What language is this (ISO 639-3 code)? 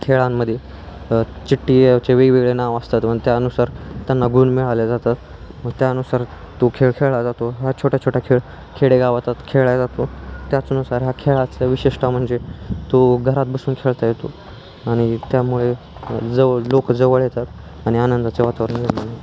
mar